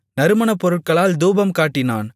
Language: Tamil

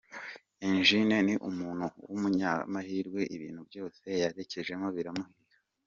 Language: Kinyarwanda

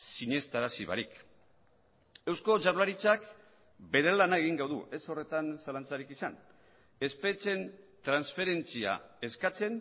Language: Basque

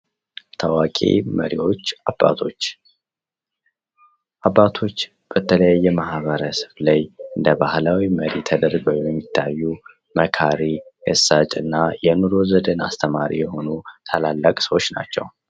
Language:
Amharic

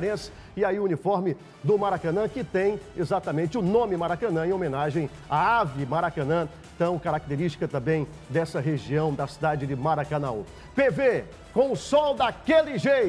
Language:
Portuguese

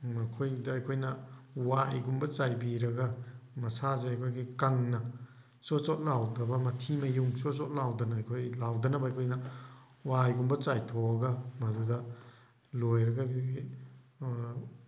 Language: Manipuri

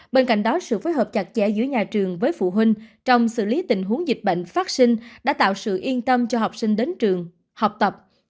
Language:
Vietnamese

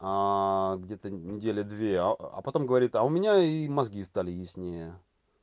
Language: Russian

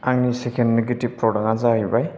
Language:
Bodo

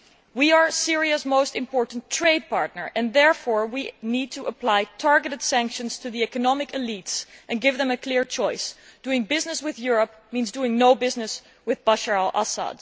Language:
English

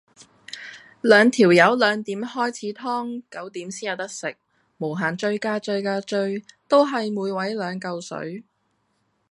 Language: Cantonese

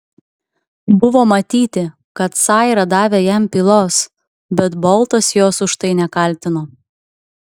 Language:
Lithuanian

